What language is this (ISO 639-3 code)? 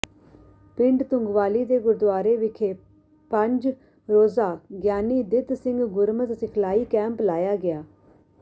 pan